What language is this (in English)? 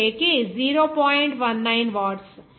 Telugu